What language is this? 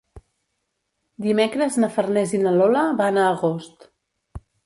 Catalan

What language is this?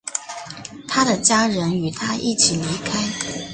Chinese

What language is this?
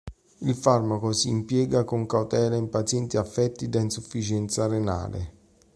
Italian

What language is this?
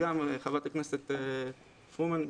Hebrew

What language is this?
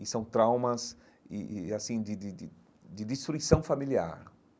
Portuguese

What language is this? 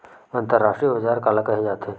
Chhattisgarhi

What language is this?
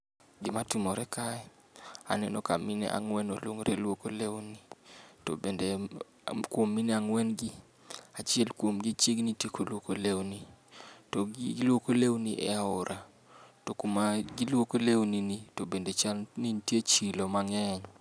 Luo (Kenya and Tanzania)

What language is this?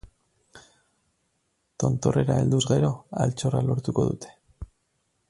Basque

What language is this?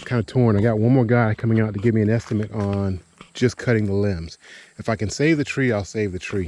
English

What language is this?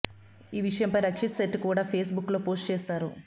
Telugu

